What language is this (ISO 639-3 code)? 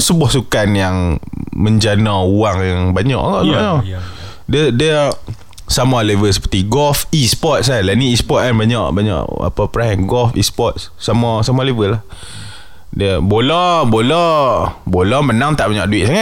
msa